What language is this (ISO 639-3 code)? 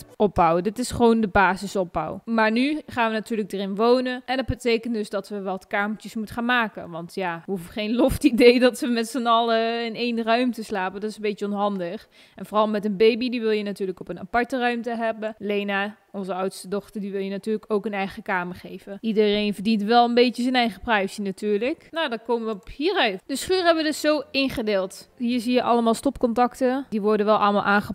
nld